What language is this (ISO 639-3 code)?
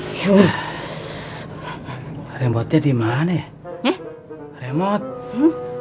ind